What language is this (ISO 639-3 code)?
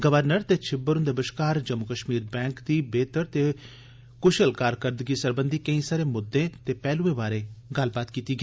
doi